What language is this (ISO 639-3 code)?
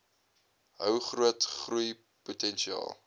afr